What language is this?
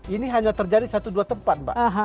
Indonesian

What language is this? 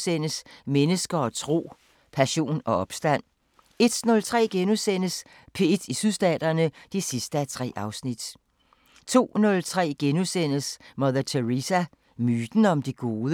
Danish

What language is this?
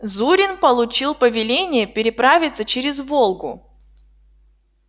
Russian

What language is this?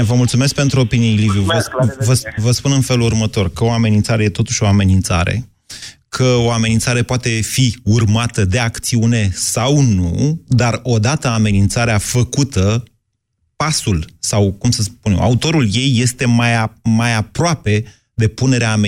Romanian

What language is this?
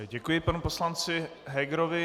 Czech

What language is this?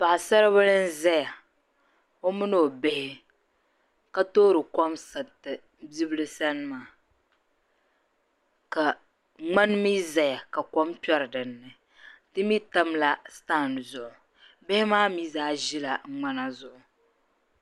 Dagbani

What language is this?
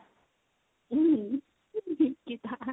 Odia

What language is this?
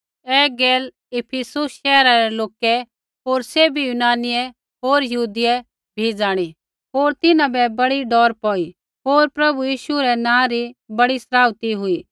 Kullu Pahari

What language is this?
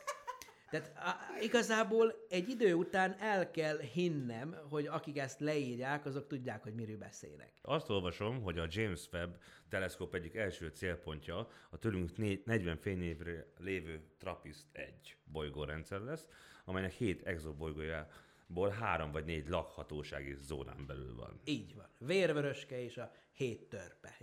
Hungarian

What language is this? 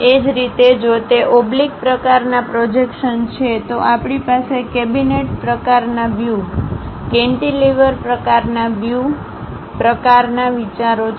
Gujarati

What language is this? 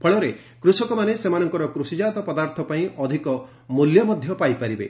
Odia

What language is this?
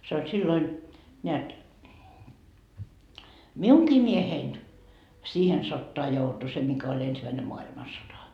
Finnish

